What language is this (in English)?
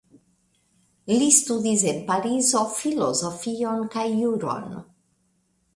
Esperanto